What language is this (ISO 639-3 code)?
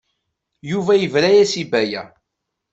kab